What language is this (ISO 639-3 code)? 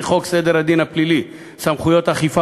heb